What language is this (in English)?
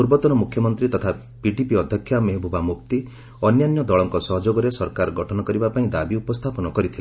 Odia